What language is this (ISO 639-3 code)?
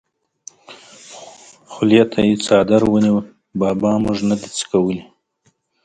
pus